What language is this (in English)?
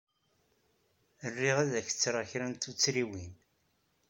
Kabyle